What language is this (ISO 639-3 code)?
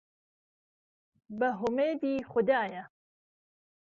ckb